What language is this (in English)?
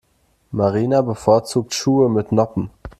German